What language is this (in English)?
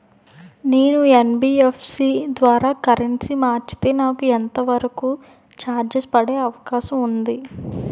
Telugu